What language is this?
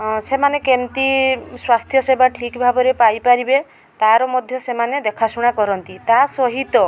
Odia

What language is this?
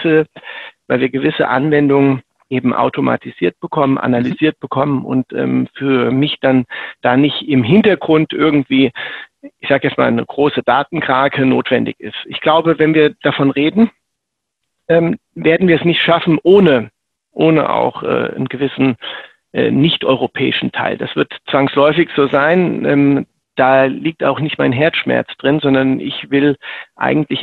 German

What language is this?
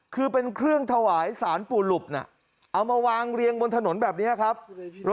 Thai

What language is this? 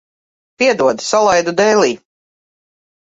Latvian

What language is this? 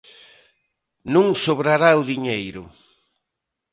Galician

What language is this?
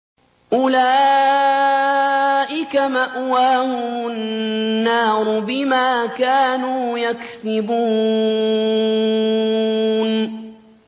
Arabic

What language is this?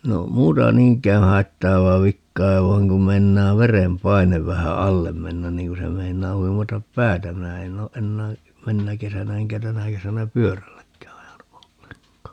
Finnish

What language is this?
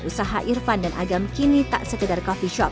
Indonesian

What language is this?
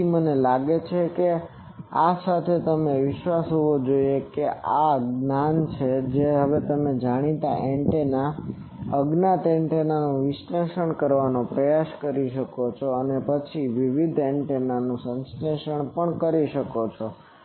Gujarati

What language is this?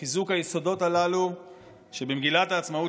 Hebrew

